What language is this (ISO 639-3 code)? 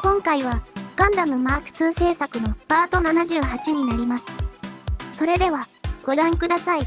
jpn